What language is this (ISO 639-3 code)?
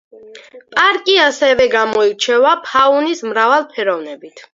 kat